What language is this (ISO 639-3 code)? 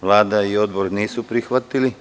srp